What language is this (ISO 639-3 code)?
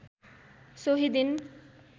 nep